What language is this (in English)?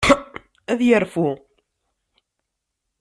Kabyle